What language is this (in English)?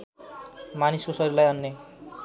Nepali